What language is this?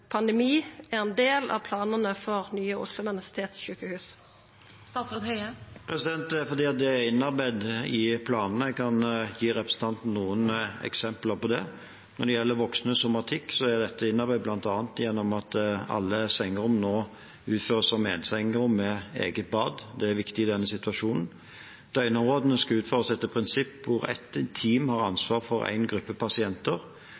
Norwegian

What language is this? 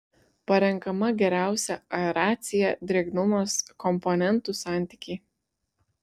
Lithuanian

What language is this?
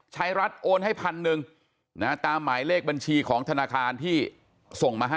Thai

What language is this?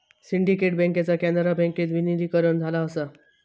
Marathi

